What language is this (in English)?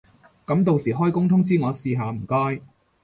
Cantonese